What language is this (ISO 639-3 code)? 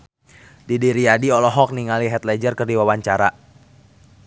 sun